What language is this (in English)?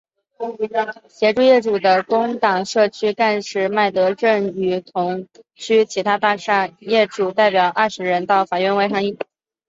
Chinese